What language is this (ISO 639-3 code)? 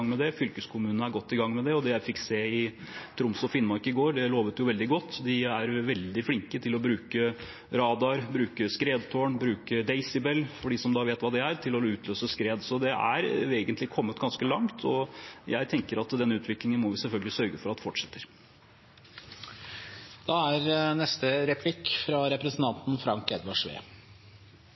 nob